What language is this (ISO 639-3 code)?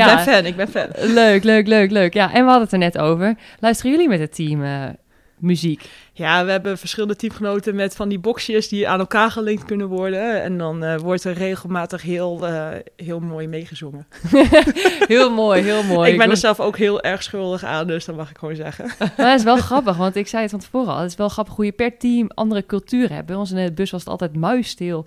nld